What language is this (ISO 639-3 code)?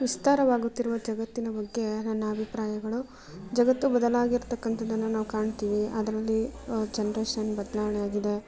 kan